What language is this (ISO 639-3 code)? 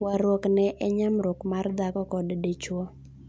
luo